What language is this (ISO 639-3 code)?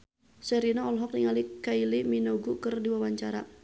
sun